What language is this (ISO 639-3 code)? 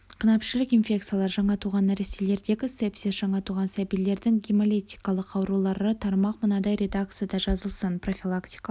kaz